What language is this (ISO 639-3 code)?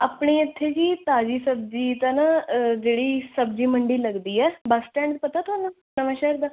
pan